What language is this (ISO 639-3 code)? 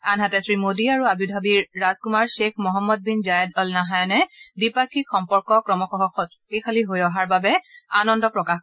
asm